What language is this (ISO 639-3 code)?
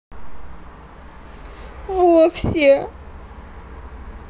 rus